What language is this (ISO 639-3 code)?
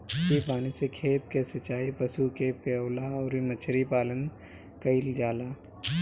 bho